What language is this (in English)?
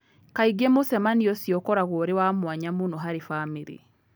Kikuyu